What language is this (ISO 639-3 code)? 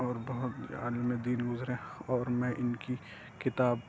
urd